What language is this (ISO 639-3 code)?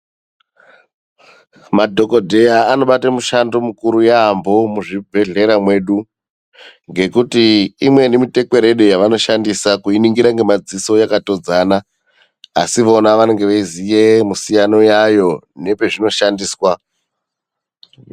ndc